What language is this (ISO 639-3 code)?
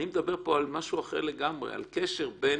heb